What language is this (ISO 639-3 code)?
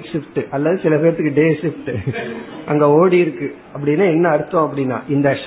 tam